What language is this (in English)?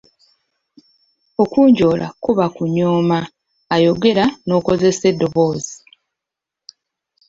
Ganda